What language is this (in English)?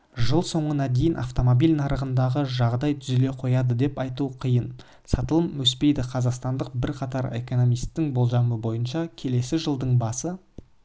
Kazakh